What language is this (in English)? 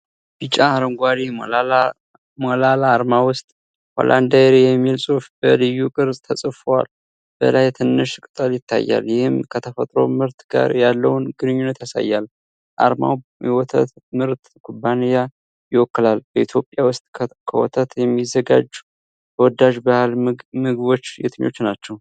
Amharic